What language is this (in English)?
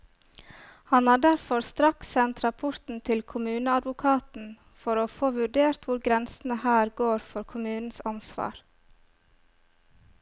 Norwegian